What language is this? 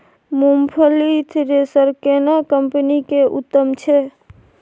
Maithili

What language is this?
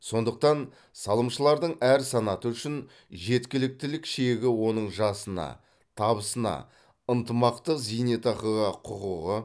Kazakh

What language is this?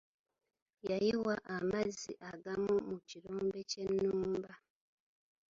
Ganda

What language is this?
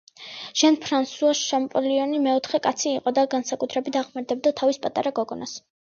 Georgian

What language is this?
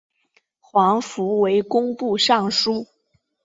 Chinese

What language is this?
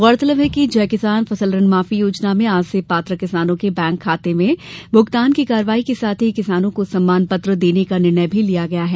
Hindi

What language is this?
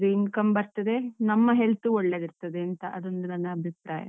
Kannada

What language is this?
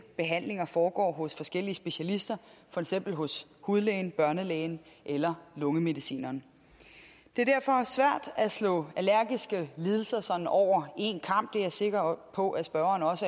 Danish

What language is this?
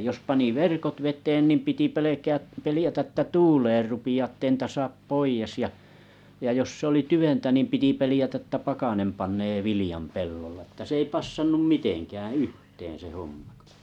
Finnish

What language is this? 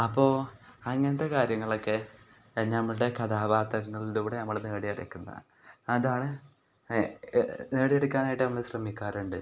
Malayalam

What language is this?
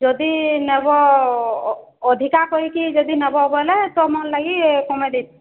Odia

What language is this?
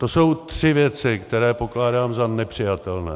Czech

